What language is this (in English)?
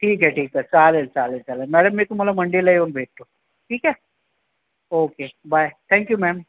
Marathi